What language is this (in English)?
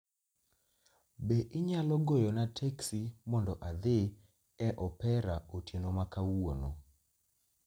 Luo (Kenya and Tanzania)